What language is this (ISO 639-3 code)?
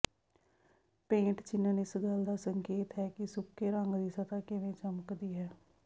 pan